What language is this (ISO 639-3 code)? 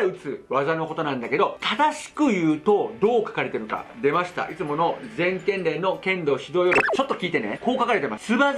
jpn